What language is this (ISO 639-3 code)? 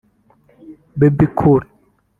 kin